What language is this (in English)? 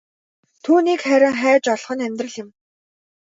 Mongolian